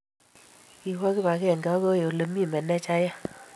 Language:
Kalenjin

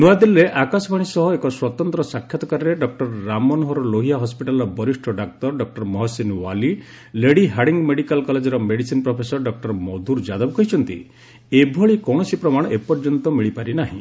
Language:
Odia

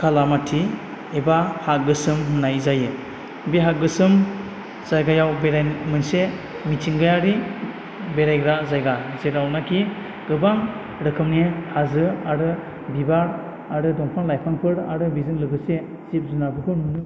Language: Bodo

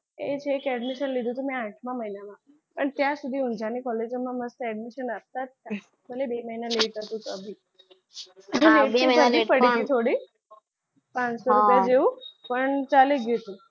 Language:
Gujarati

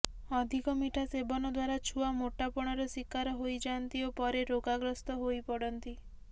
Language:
Odia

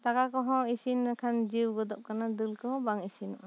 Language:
Santali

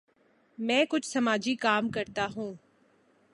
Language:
Urdu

